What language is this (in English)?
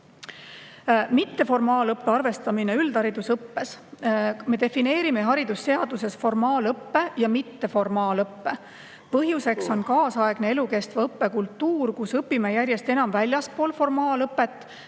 Estonian